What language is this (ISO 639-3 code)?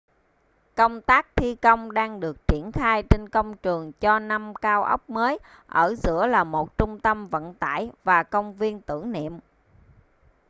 vie